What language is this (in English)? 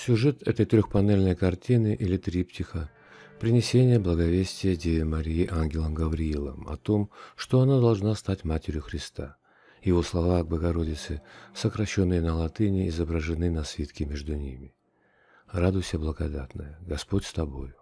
Russian